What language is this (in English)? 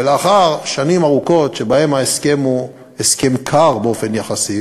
Hebrew